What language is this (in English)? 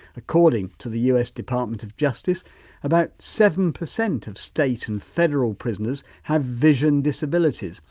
English